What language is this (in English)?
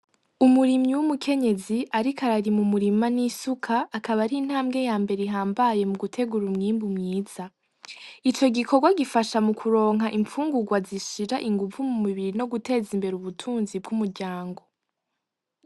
Rundi